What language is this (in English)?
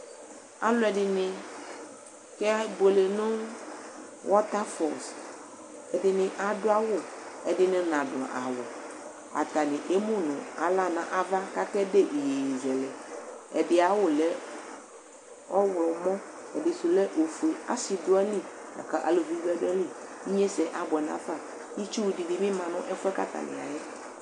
Ikposo